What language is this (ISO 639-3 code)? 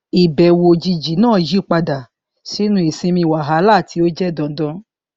yor